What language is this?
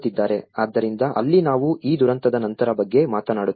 Kannada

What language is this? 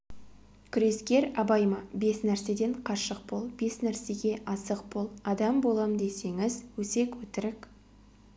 Kazakh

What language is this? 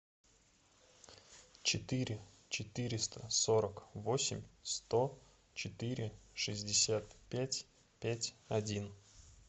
Russian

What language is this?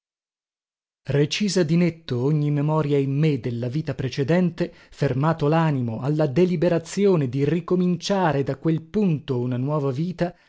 Italian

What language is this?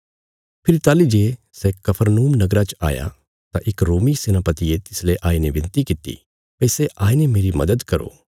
Bilaspuri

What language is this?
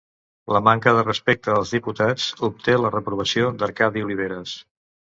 Catalan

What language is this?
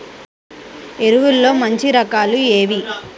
Telugu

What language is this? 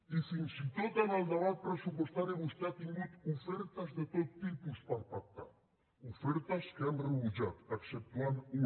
Catalan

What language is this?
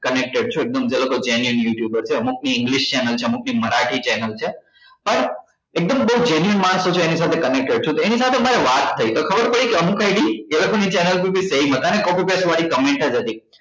Gujarati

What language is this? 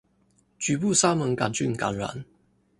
Chinese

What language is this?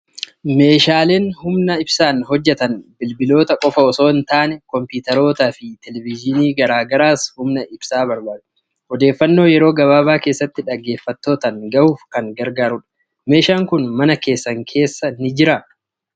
Oromo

